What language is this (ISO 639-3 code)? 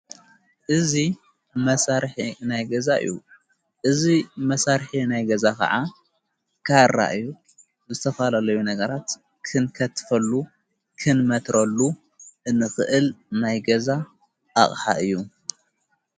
tir